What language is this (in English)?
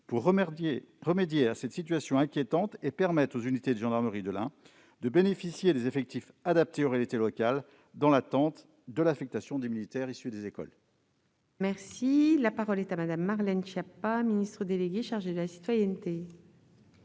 French